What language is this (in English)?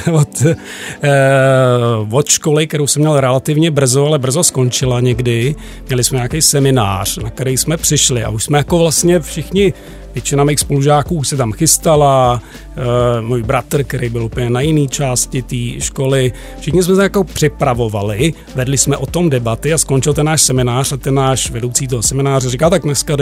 Czech